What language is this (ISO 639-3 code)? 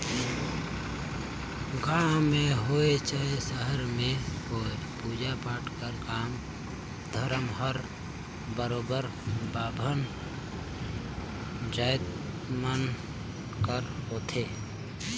hne